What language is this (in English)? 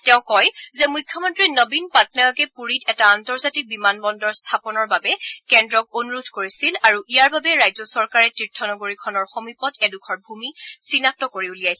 Assamese